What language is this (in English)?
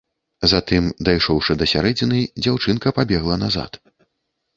Belarusian